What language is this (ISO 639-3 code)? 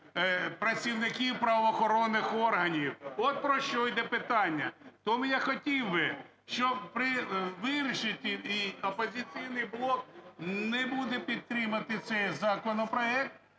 ukr